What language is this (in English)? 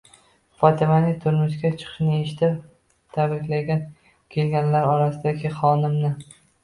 Uzbek